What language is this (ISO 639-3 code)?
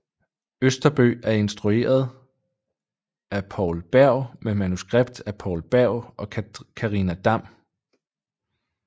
dan